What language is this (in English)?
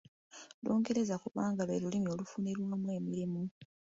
Ganda